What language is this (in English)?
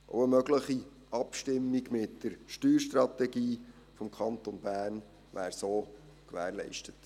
Swiss German